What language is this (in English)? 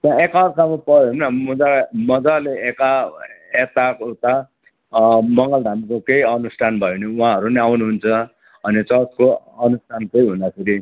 Nepali